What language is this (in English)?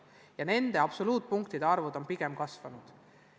Estonian